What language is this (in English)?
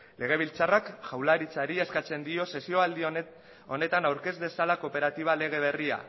Basque